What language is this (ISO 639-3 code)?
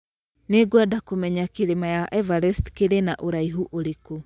kik